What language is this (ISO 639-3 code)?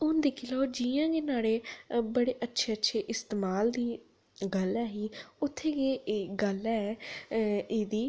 doi